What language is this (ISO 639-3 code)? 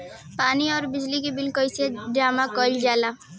bho